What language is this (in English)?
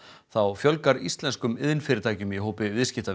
Icelandic